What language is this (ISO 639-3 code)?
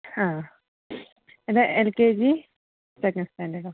mal